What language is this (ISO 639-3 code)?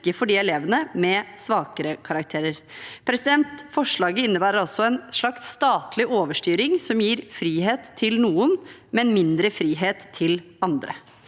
nor